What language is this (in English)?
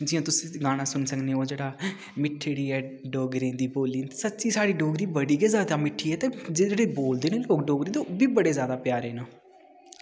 Dogri